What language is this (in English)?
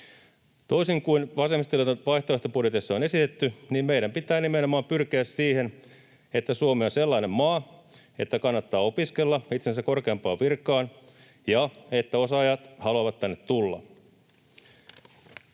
Finnish